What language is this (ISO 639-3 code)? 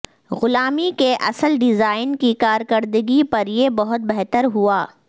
urd